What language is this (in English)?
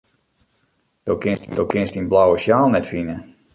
Western Frisian